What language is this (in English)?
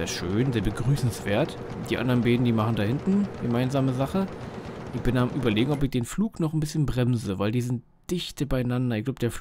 German